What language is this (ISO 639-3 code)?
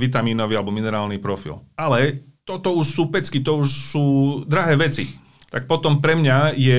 slk